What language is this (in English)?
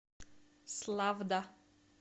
Russian